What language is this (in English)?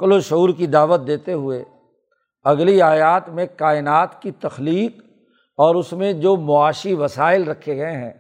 Urdu